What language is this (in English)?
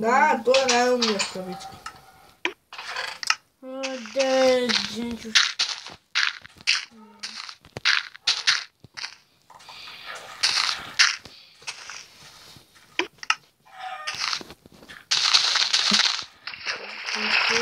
Bulgarian